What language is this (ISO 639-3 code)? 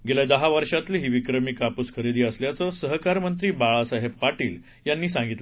mar